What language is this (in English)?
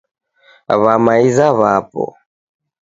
Taita